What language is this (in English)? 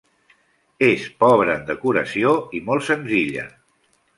Catalan